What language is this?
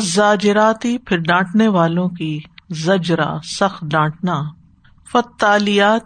Urdu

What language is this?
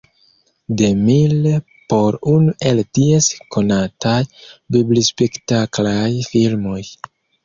Esperanto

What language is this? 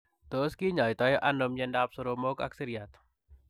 Kalenjin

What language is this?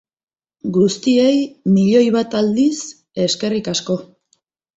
Basque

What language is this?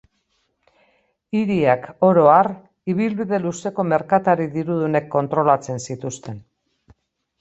Basque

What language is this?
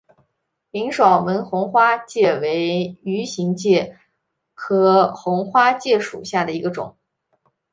Chinese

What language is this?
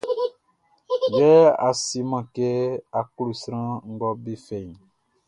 Baoulé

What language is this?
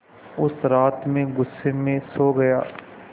Hindi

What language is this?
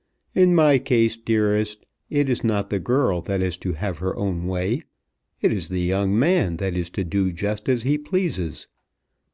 English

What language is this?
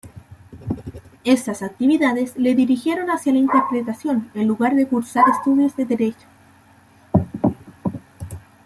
Spanish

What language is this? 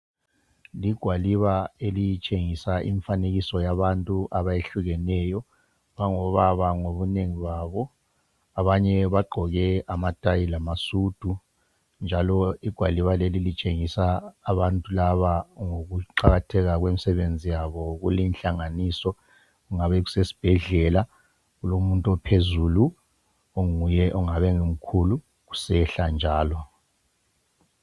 North Ndebele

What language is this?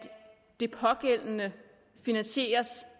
Danish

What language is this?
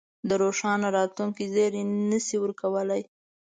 Pashto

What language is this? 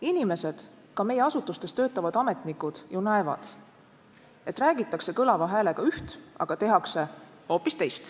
Estonian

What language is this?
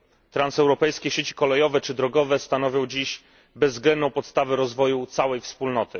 Polish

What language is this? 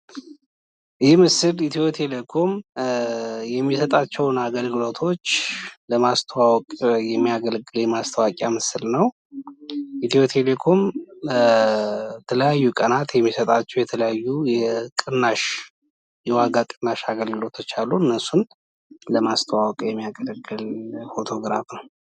Amharic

